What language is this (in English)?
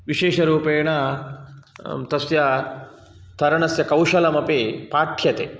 Sanskrit